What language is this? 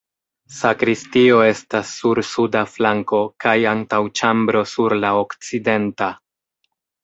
Esperanto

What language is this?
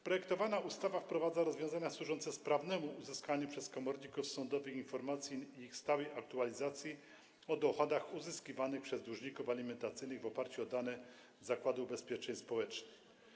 Polish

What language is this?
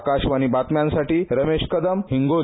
Marathi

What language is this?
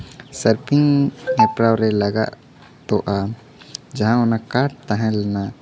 Santali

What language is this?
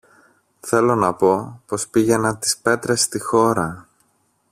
Greek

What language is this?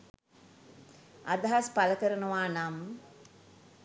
Sinhala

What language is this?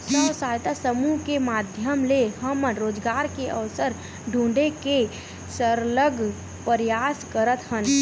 Chhattisgarhi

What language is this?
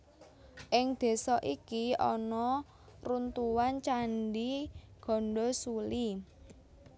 Javanese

